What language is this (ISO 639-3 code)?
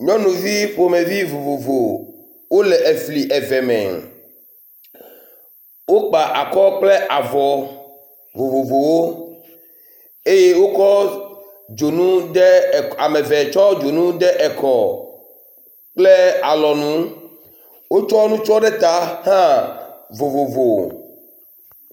ewe